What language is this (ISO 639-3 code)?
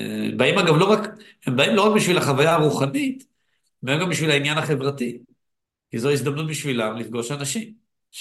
heb